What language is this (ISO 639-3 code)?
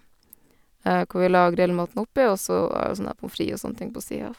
nor